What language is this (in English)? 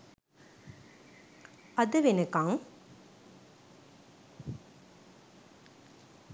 Sinhala